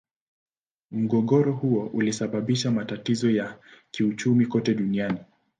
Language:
Swahili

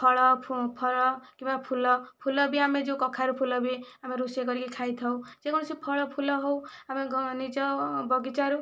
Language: Odia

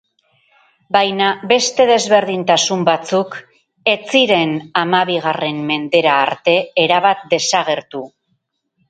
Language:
Basque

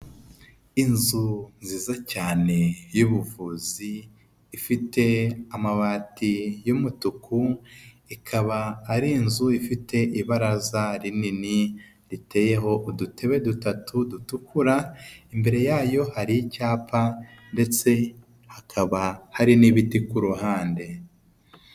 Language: Kinyarwanda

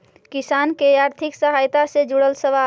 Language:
Magahi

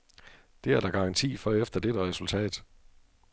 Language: Danish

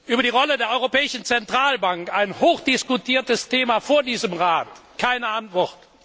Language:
German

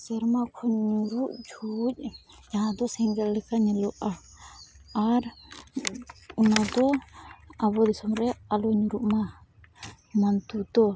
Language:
Santali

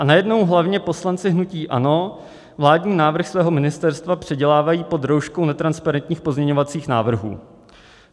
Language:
Czech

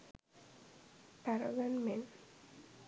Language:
Sinhala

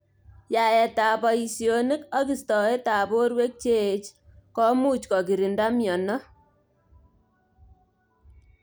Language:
Kalenjin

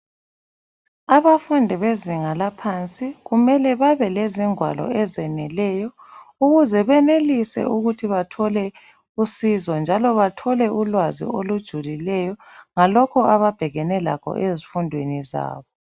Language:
North Ndebele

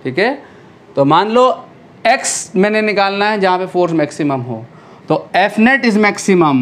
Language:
Hindi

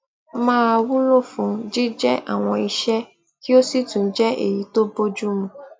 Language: Yoruba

